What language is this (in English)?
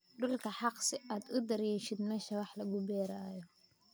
Somali